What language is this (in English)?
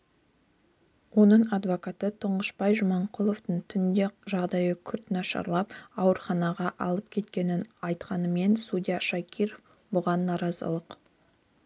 Kazakh